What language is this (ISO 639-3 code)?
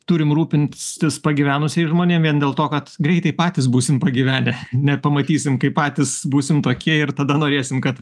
lit